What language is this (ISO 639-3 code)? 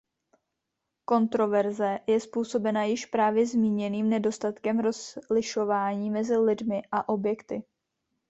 ces